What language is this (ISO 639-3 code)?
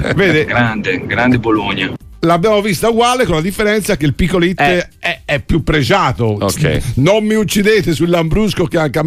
ita